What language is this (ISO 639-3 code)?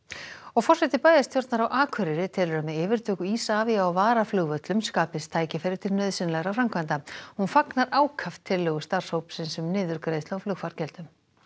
isl